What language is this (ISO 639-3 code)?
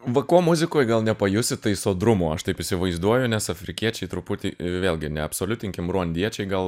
lit